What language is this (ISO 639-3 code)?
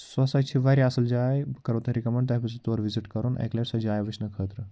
kas